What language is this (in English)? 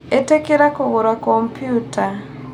Kikuyu